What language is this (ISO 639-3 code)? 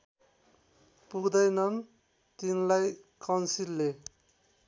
nep